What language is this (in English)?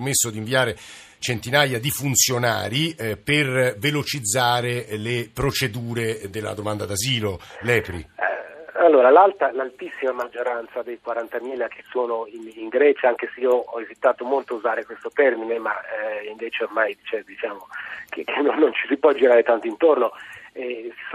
Italian